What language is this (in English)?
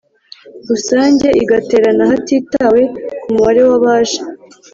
Kinyarwanda